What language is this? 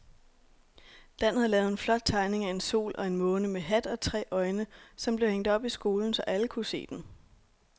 Danish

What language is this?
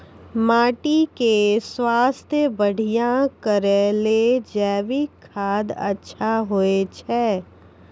Maithili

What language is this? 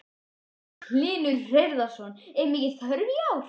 Icelandic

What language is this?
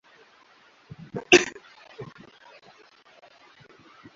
Bangla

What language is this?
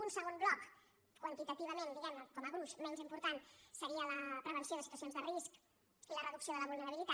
Catalan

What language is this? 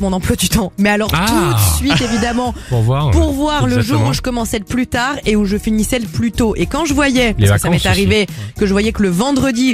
French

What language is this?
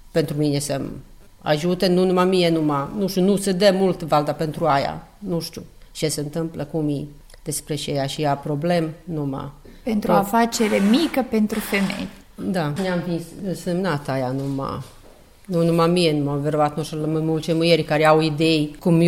Romanian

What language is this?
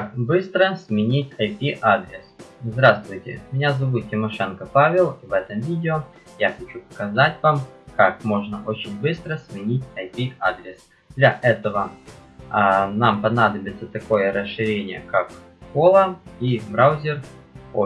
Russian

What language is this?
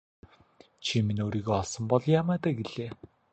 Mongolian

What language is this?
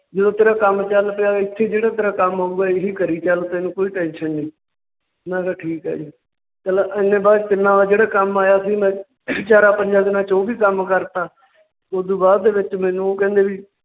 Punjabi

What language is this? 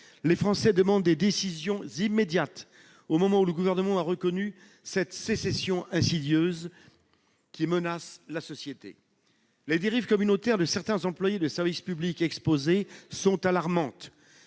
French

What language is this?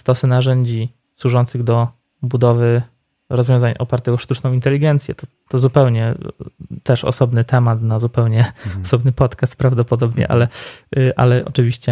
Polish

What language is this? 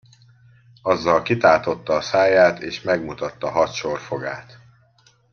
Hungarian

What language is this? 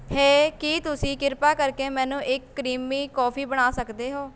Punjabi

